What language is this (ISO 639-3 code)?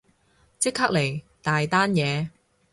yue